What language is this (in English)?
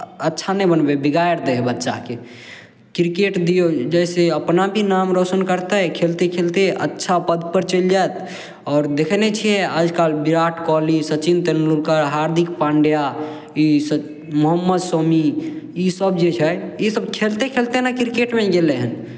Maithili